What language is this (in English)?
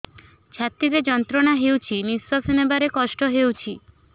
Odia